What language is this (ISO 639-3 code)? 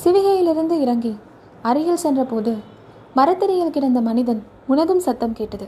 tam